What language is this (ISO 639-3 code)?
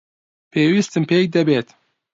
ckb